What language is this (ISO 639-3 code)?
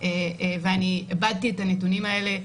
heb